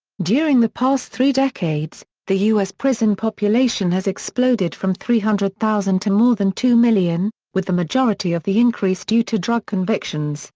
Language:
English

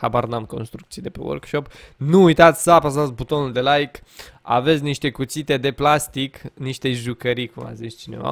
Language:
Romanian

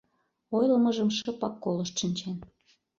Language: Mari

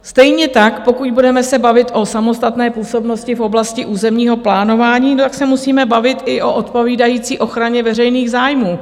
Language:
Czech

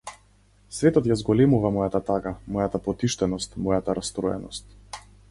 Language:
Macedonian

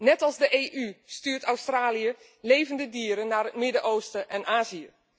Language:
Dutch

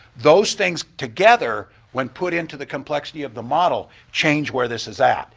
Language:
English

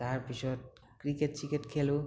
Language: Assamese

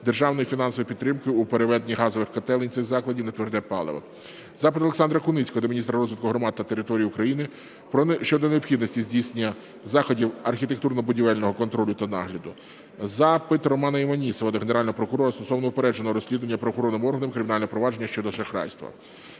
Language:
Ukrainian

